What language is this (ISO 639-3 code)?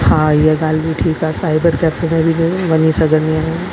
snd